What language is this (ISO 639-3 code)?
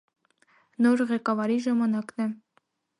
hye